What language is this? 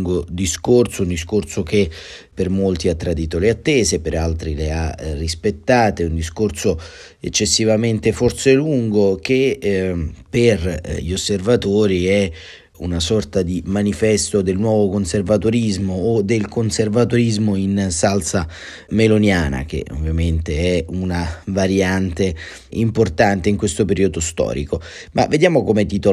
Italian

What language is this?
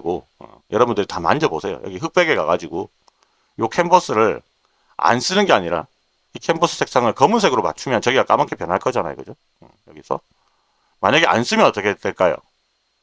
Korean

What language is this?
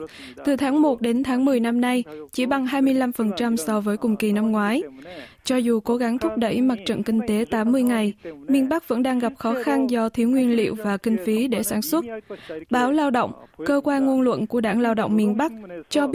Vietnamese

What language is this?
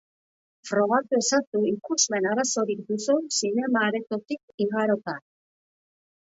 Basque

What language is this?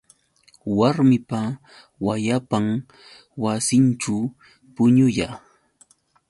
Yauyos Quechua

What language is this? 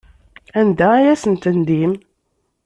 Kabyle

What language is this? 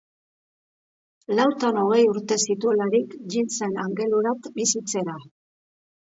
Basque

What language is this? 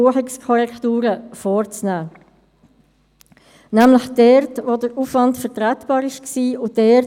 Swiss German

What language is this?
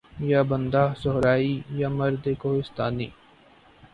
Urdu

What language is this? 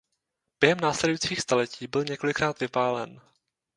Czech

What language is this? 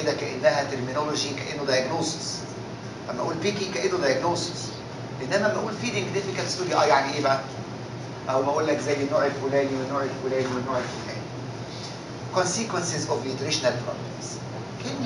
Arabic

